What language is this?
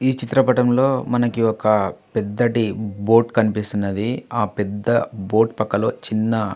Telugu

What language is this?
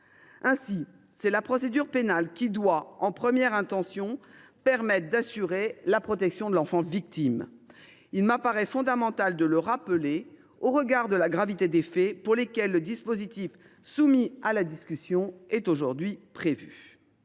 French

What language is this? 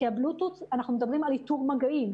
Hebrew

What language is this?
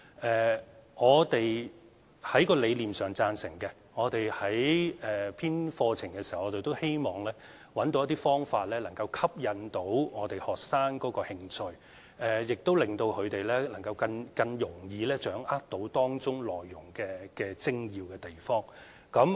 Cantonese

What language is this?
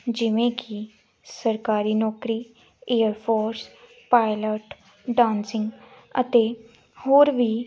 Punjabi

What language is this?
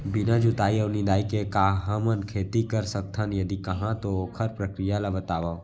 Chhattisgarhi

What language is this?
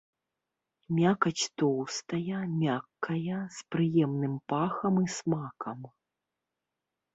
Belarusian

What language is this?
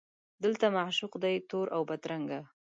Pashto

